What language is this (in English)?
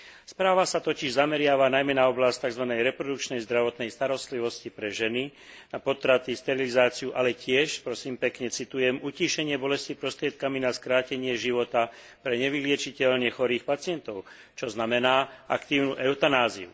Slovak